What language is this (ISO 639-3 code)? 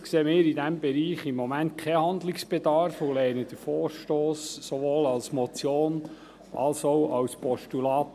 gsw